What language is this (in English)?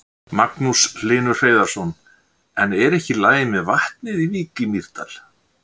Icelandic